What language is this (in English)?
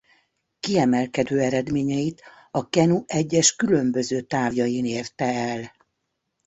Hungarian